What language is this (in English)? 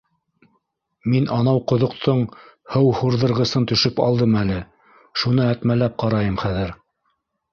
Bashkir